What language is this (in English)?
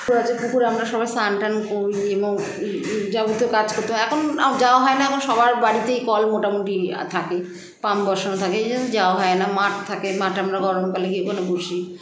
Bangla